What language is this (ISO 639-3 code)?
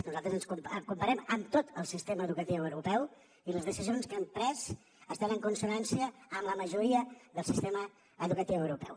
cat